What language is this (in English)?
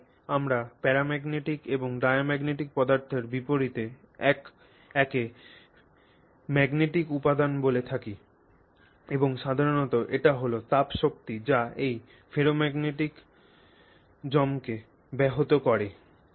Bangla